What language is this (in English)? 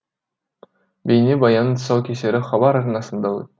Kazakh